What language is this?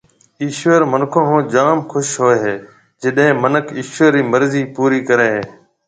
Marwari (Pakistan)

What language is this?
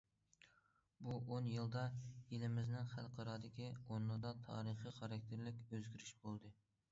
Uyghur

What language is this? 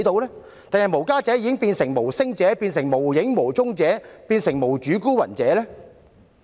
Cantonese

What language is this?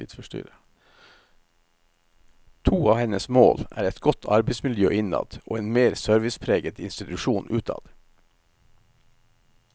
Norwegian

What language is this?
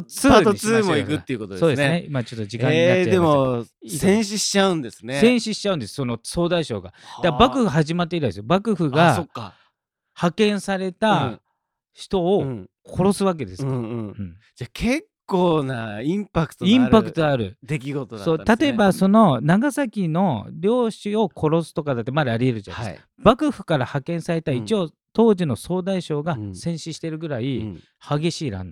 Japanese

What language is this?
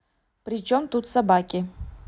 Russian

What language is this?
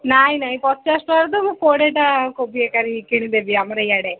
Odia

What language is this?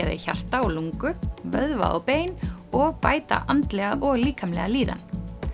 Icelandic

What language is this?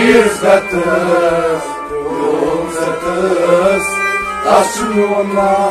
Punjabi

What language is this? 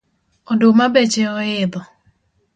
Luo (Kenya and Tanzania)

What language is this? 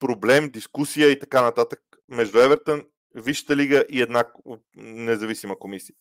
Bulgarian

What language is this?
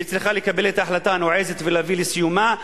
Hebrew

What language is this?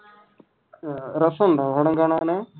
Malayalam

